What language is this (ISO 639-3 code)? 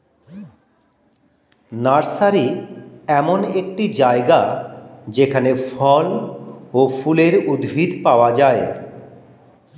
ben